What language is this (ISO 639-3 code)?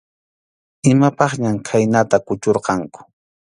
qxu